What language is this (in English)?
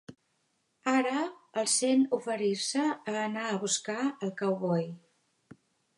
Catalan